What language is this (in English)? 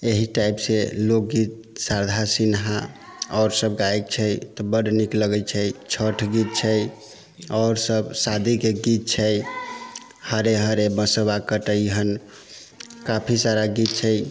Maithili